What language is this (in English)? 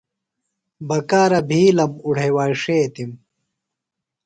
Phalura